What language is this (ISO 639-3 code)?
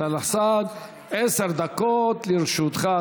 heb